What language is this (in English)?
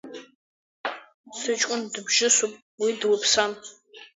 Abkhazian